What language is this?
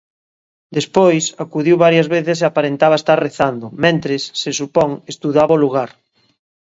Galician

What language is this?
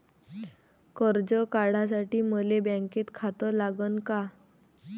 Marathi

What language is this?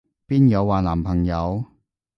Cantonese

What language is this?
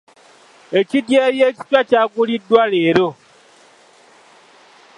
Ganda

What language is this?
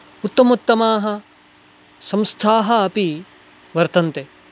Sanskrit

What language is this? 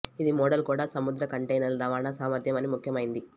Telugu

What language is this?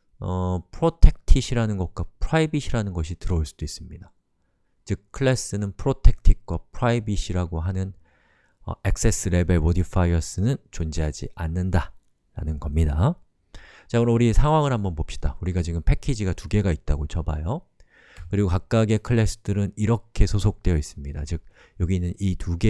Korean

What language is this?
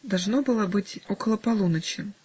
Russian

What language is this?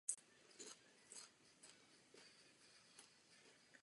Czech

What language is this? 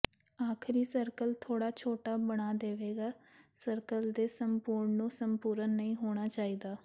Punjabi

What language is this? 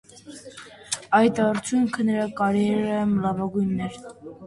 Armenian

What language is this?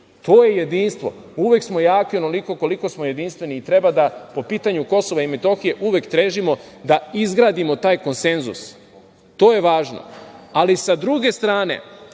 Serbian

